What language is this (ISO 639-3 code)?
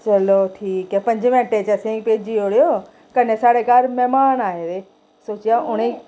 doi